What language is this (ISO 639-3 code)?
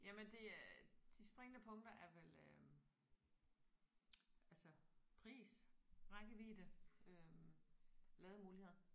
dan